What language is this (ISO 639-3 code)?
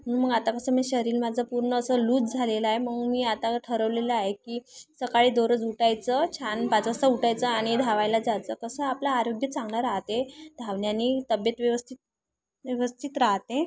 mar